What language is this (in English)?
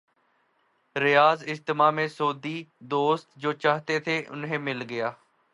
Urdu